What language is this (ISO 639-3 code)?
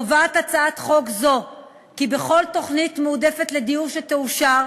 heb